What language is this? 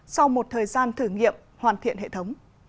Vietnamese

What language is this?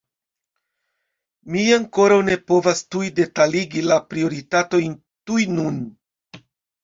Esperanto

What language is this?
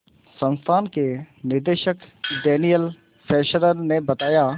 Hindi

